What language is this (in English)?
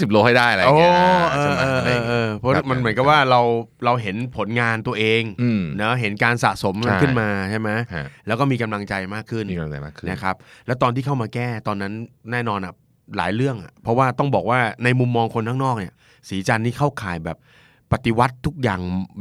Thai